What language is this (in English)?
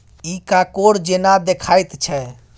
Maithili